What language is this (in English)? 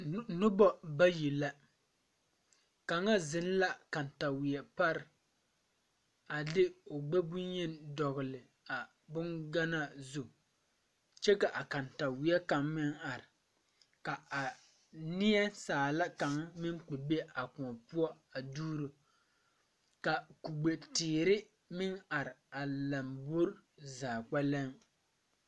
Southern Dagaare